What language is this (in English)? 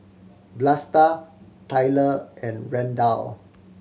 English